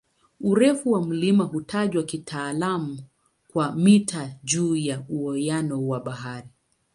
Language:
Swahili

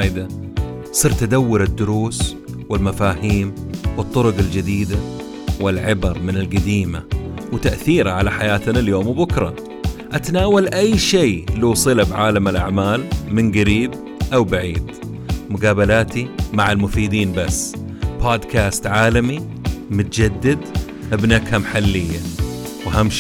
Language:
Arabic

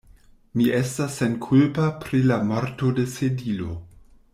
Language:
Esperanto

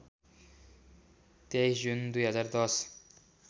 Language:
Nepali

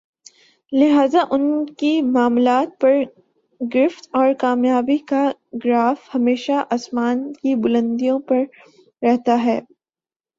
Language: Urdu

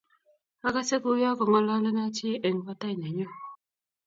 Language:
Kalenjin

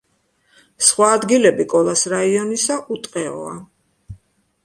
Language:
Georgian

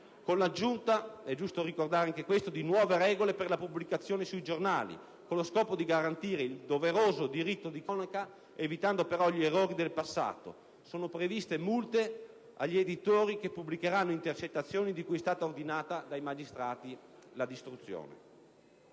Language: Italian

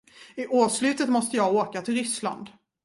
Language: Swedish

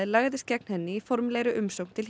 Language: Icelandic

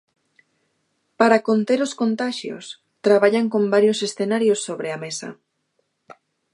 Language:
Galician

